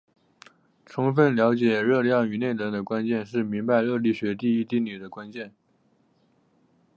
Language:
Chinese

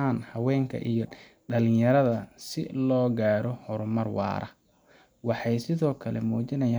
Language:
Somali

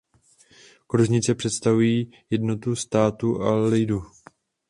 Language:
Czech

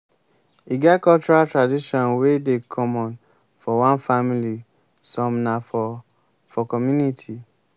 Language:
Nigerian Pidgin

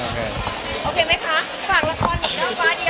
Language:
Thai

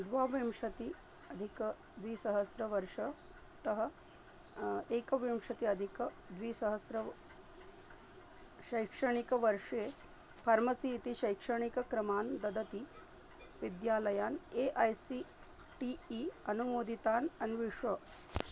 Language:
Sanskrit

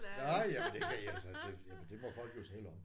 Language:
Danish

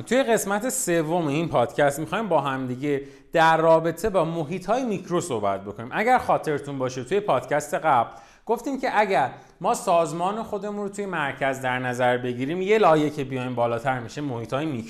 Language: Persian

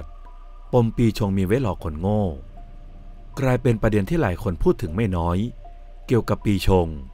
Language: Thai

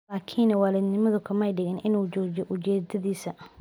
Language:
Somali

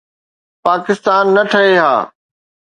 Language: Sindhi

